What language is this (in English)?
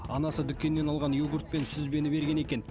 Kazakh